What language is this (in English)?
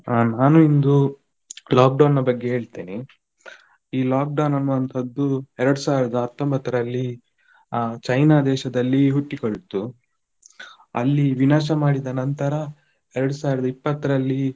Kannada